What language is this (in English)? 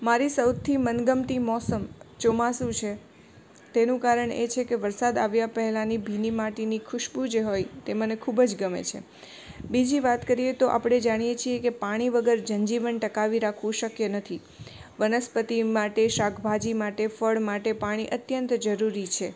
Gujarati